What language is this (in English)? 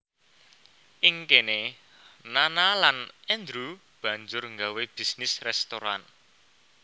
Javanese